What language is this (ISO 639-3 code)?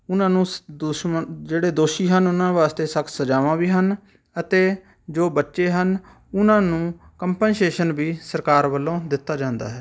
pan